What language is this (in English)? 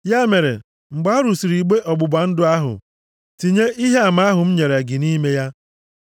Igbo